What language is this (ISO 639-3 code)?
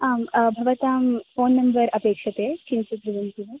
san